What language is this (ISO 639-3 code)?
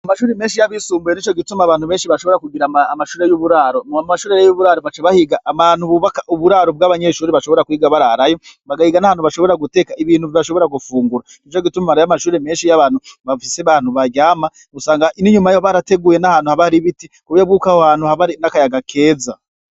run